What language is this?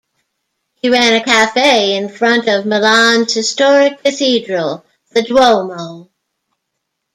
English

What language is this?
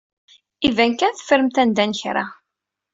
Kabyle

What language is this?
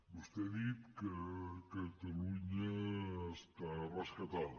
Catalan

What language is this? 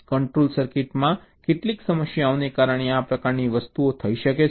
Gujarati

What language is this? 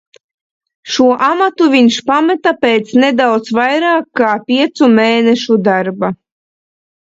Latvian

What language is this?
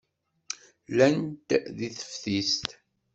Kabyle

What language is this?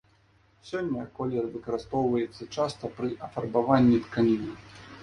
Belarusian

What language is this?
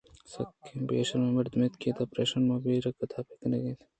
Eastern Balochi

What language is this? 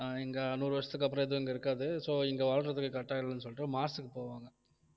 Tamil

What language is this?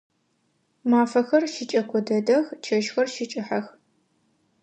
Adyghe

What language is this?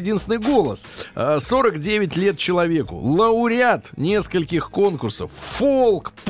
Russian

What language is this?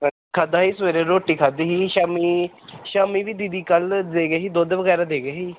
Punjabi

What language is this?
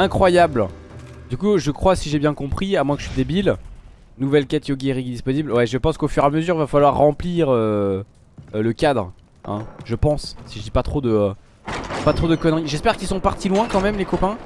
French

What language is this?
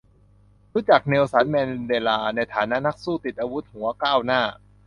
Thai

